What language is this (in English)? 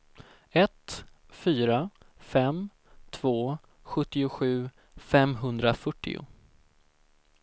Swedish